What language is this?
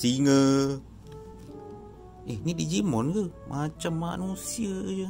Malay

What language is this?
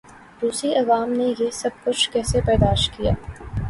Urdu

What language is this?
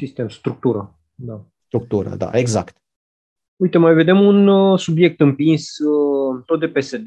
Romanian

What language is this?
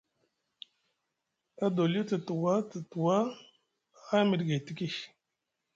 Musgu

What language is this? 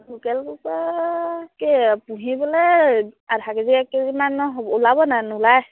Assamese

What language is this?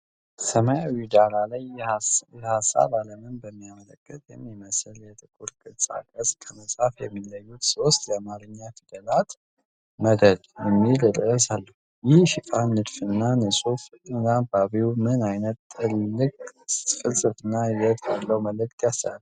Amharic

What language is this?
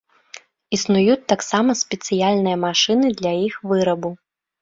Belarusian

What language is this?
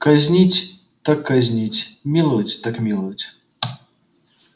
Russian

